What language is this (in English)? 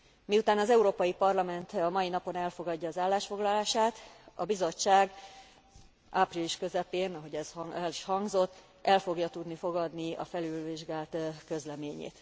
Hungarian